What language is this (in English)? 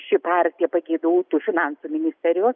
Lithuanian